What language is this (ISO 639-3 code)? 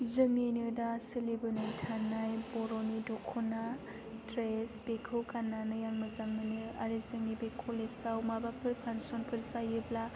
brx